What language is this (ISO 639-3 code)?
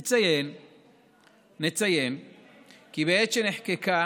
heb